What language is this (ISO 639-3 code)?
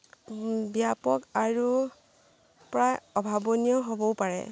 asm